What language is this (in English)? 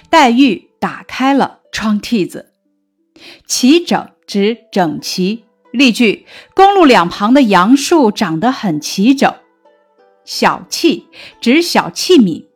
Chinese